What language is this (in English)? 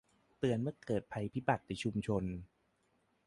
Thai